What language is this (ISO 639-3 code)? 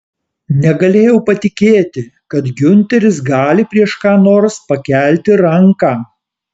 lit